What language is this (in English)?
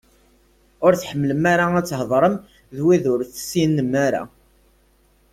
Kabyle